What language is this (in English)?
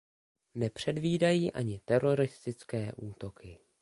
Czech